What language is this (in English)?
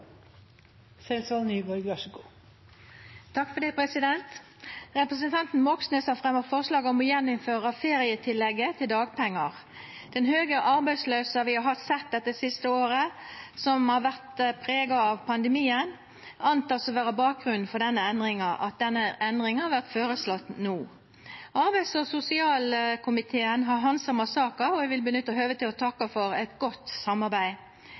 Norwegian Nynorsk